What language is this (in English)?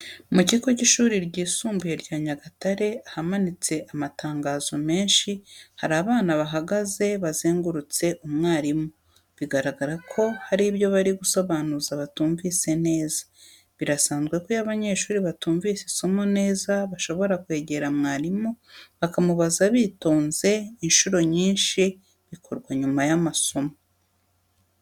Kinyarwanda